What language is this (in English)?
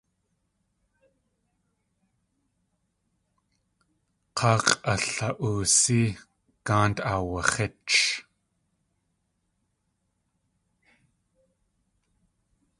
Tlingit